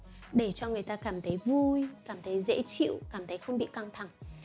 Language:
Vietnamese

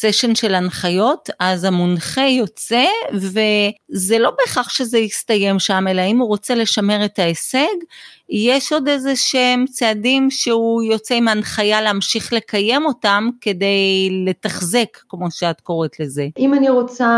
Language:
Hebrew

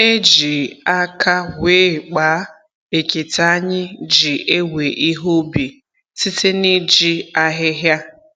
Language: Igbo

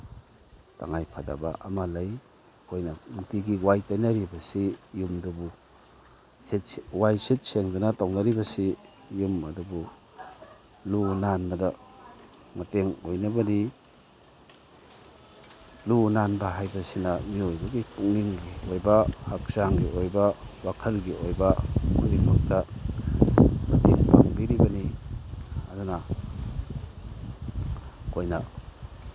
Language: Manipuri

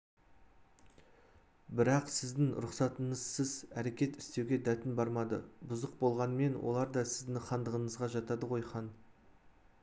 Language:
Kazakh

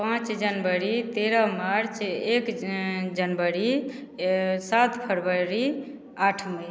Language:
Maithili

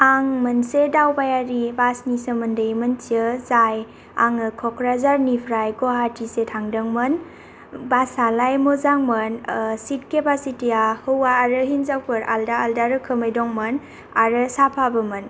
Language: Bodo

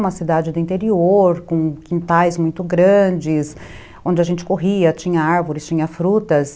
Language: Portuguese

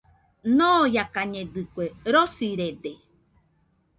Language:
Nüpode Huitoto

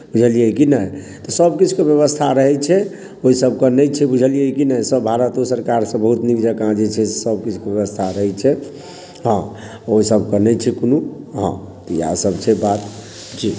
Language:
Maithili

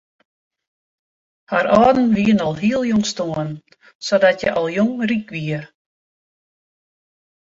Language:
Western Frisian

